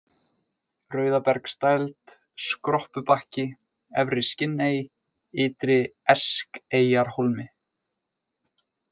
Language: Icelandic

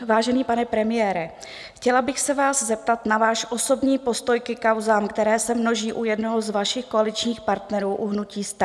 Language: Czech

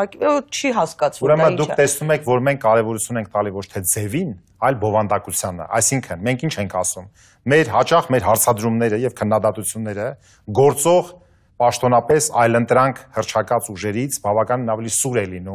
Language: Romanian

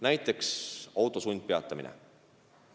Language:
Estonian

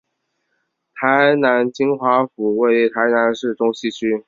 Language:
Chinese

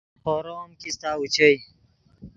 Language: Yidgha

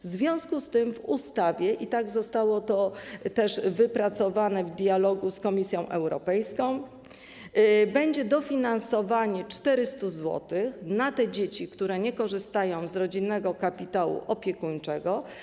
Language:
Polish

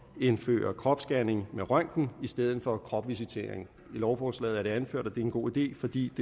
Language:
Danish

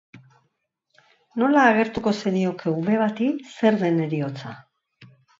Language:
Basque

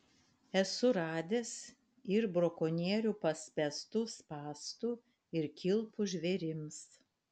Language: Lithuanian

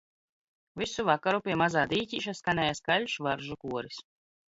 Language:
Latvian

